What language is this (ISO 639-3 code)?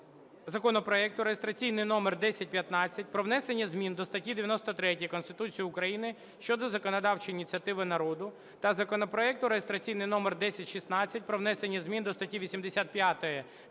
ukr